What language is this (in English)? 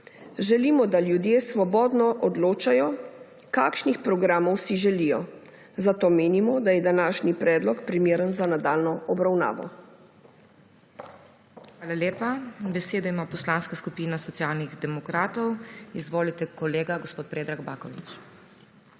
Slovenian